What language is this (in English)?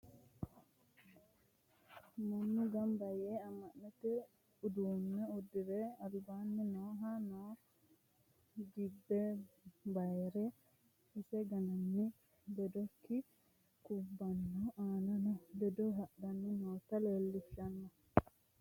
Sidamo